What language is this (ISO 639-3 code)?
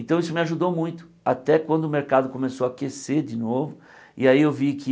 por